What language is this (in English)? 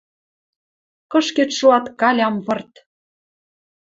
Western Mari